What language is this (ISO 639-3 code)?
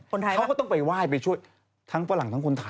tha